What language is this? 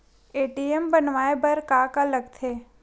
Chhattisgarhi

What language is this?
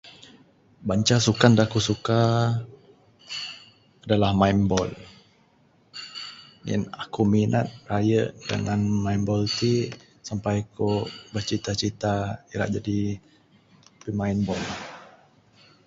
Bukar-Sadung Bidayuh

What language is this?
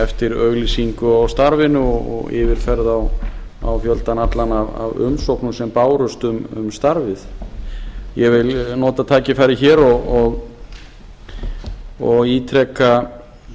Icelandic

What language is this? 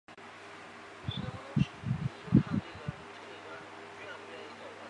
Chinese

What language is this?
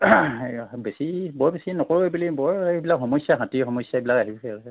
Assamese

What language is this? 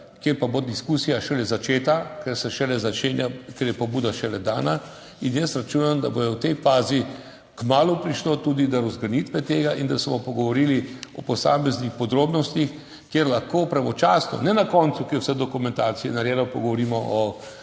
Slovenian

